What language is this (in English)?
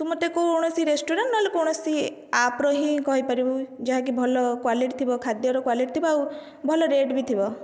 Odia